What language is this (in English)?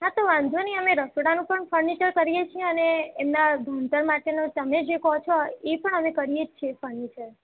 Gujarati